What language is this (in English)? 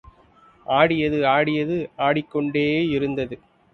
Tamil